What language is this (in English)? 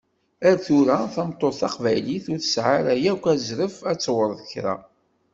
Kabyle